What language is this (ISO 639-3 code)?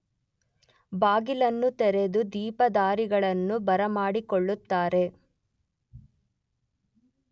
kan